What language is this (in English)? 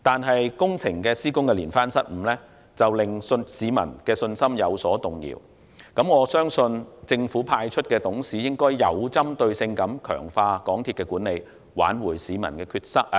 Cantonese